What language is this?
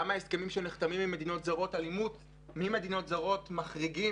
Hebrew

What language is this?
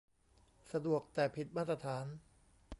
Thai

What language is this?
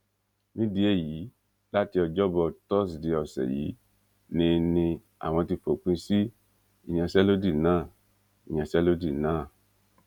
Yoruba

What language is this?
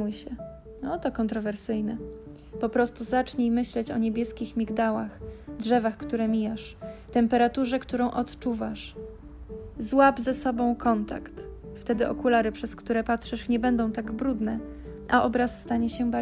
Polish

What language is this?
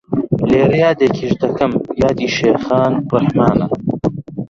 Central Kurdish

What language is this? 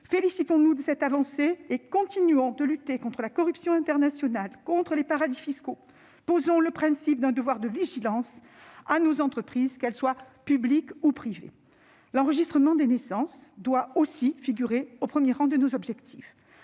French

